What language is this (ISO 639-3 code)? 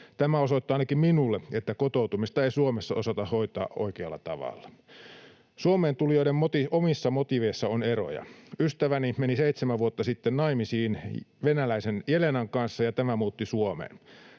fin